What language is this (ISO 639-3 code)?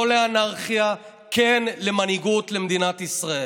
heb